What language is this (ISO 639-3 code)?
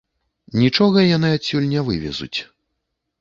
bel